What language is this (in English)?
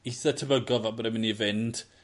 Welsh